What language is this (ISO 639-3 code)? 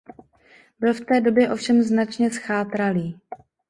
ces